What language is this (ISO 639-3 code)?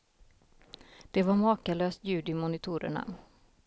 swe